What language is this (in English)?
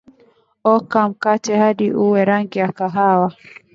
Swahili